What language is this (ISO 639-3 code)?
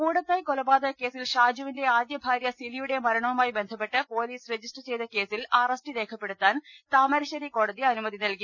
mal